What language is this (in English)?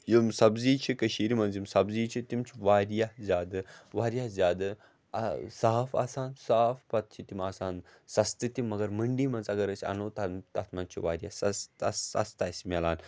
Kashmiri